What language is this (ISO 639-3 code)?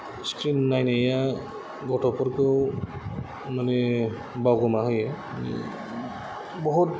brx